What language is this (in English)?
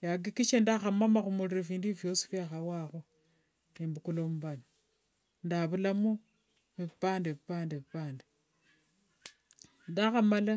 Wanga